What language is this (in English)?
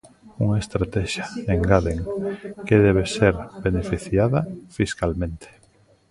Galician